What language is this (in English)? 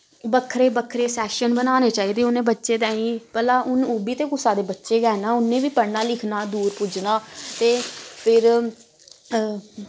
Dogri